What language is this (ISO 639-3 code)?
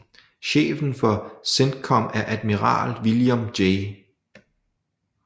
dan